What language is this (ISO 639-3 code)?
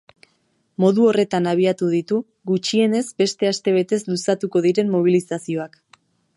eus